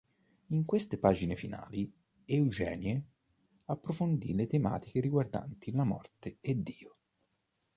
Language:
Italian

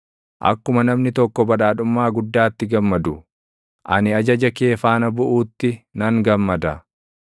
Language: Oromo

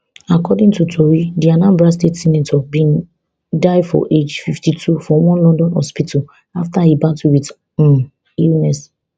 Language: Nigerian Pidgin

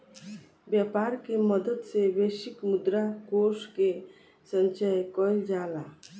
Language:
Bhojpuri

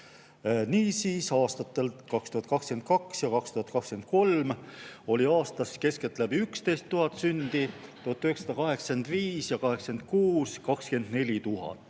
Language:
Estonian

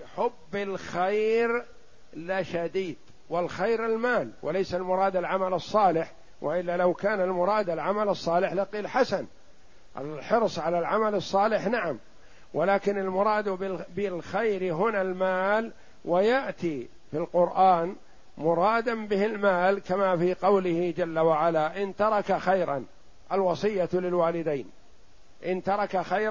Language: Arabic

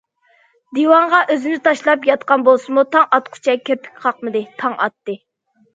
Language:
Uyghur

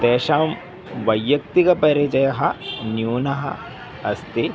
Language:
Sanskrit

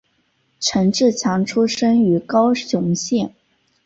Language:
Chinese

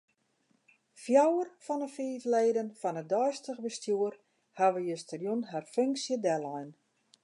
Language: Western Frisian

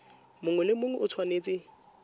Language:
Tswana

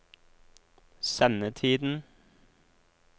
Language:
Norwegian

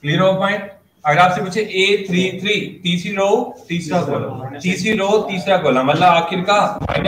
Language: Hindi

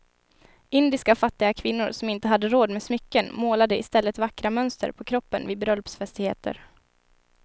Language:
Swedish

